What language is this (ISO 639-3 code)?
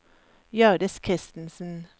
nor